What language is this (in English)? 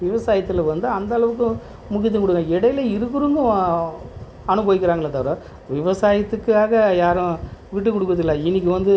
Tamil